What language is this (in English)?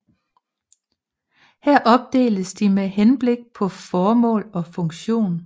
Danish